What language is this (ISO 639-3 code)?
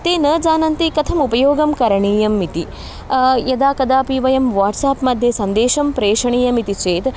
san